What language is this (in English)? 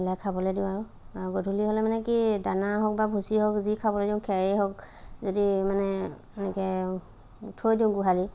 Assamese